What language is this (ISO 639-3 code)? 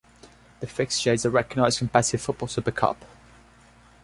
eng